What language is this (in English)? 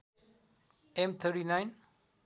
Nepali